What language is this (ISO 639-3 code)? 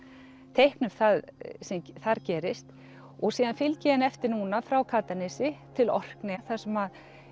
isl